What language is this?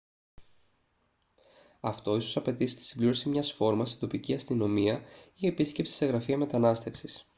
Greek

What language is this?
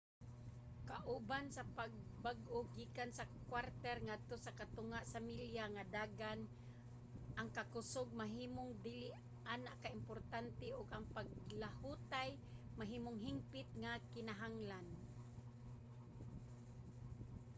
Cebuano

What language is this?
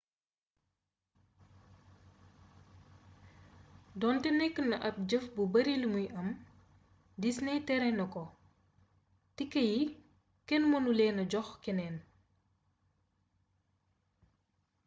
Wolof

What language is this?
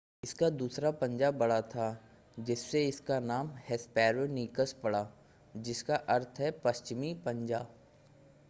Hindi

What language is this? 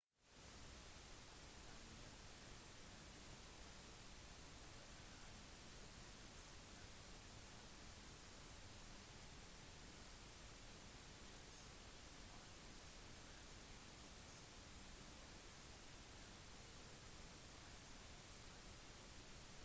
Norwegian Bokmål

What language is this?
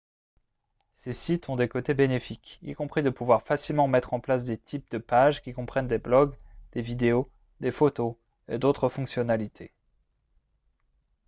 French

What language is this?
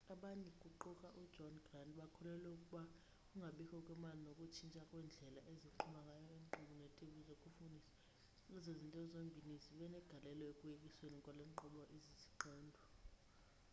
Xhosa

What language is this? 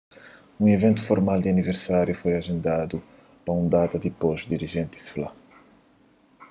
Kabuverdianu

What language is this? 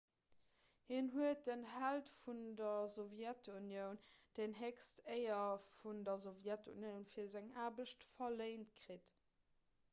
Luxembourgish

